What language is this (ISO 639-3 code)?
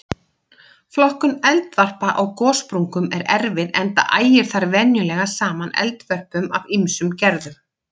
isl